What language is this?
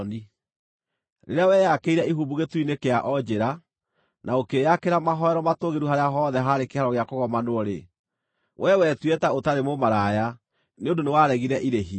Kikuyu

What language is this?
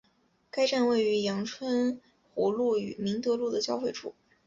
Chinese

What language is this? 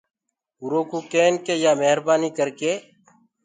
Gurgula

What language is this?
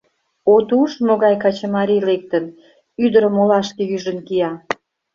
Mari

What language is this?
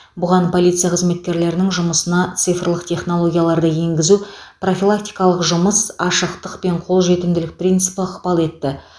Kazakh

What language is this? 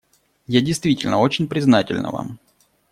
Russian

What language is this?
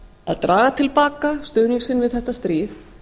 Icelandic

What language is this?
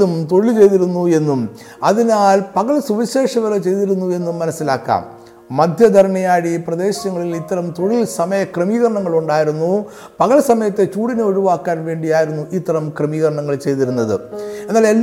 Malayalam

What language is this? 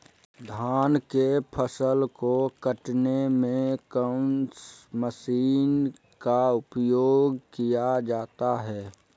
Magahi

